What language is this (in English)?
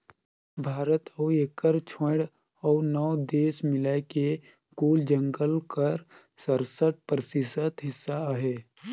Chhattisgarhi